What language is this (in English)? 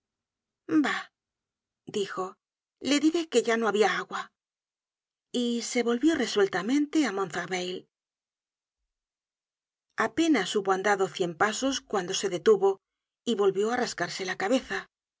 Spanish